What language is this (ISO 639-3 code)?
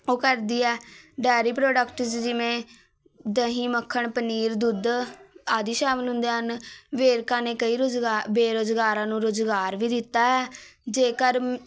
pan